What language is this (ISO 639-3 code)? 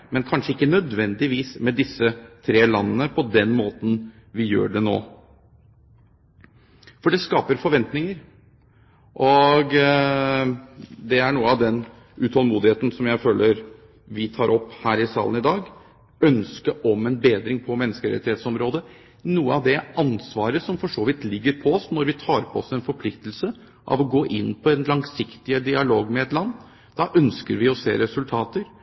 nob